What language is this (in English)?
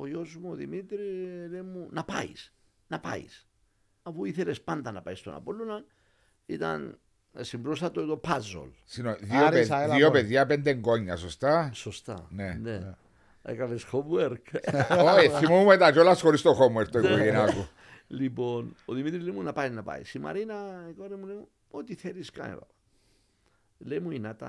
Greek